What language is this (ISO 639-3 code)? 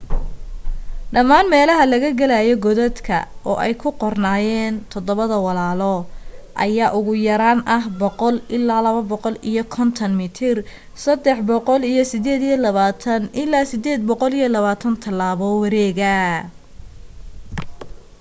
som